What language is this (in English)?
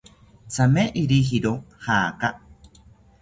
South Ucayali Ashéninka